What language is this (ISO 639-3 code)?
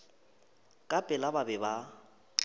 nso